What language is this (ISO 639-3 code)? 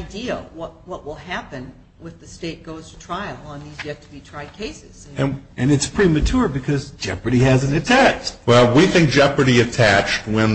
eng